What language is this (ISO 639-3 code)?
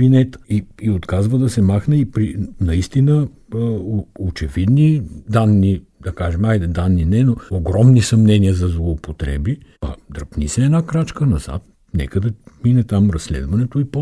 bul